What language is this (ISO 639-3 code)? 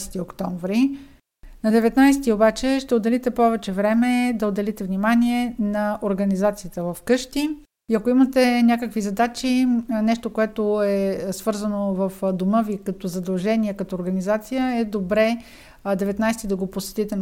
bul